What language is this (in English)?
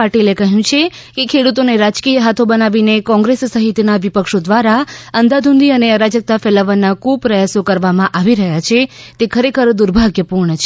Gujarati